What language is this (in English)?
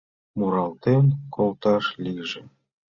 Mari